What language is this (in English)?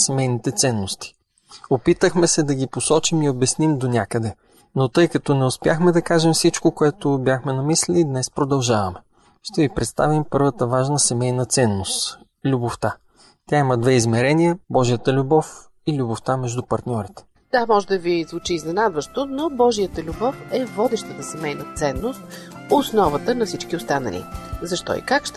Bulgarian